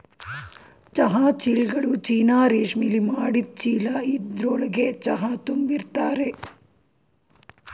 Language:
Kannada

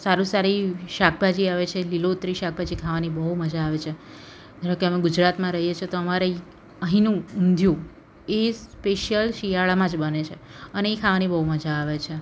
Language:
Gujarati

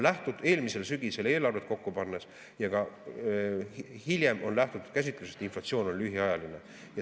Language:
Estonian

